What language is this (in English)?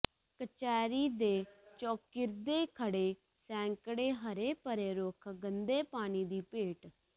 Punjabi